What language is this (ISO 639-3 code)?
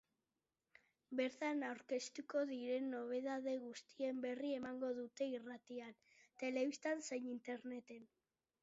eus